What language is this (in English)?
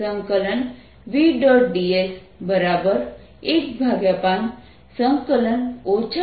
Gujarati